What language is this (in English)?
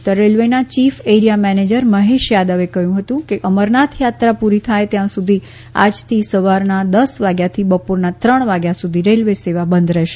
Gujarati